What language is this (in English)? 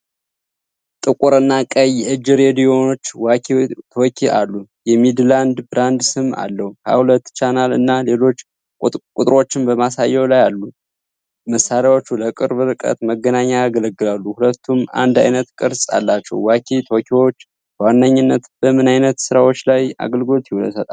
Amharic